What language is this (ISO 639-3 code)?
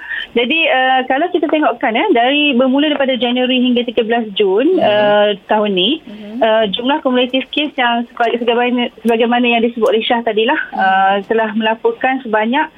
msa